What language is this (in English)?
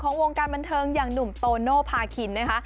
Thai